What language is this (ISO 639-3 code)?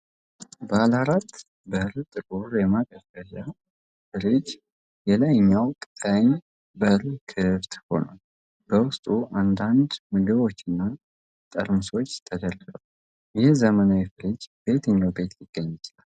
amh